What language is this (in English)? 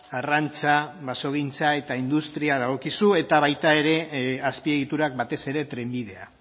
Basque